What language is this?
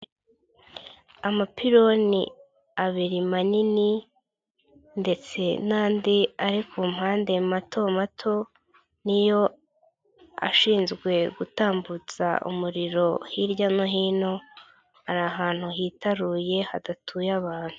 Kinyarwanda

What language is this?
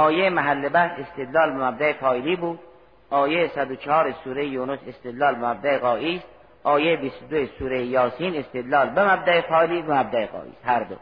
Persian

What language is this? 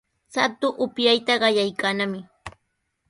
Sihuas Ancash Quechua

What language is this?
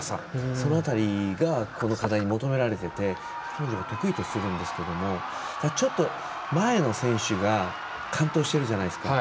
Japanese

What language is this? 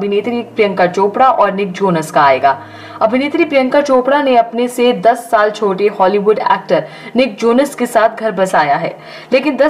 Hindi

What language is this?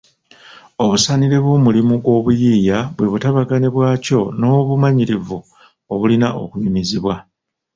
Ganda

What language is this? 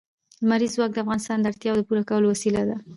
Pashto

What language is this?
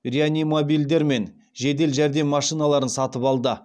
Kazakh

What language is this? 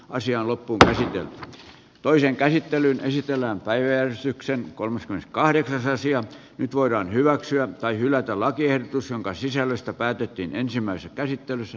Finnish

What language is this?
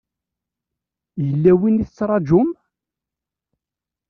Kabyle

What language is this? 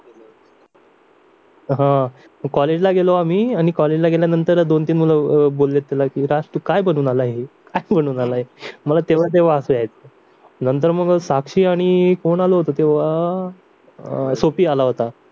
Marathi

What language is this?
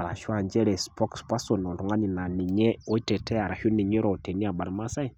Masai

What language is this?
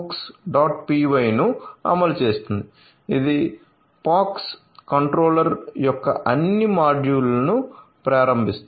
Telugu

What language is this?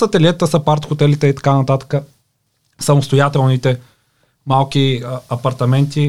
Bulgarian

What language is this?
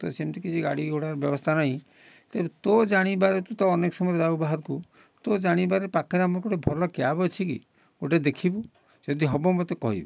Odia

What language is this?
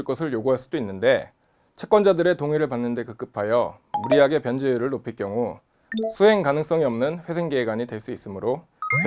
Korean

